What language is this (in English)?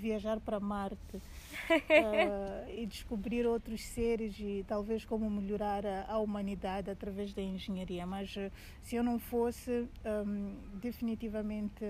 Portuguese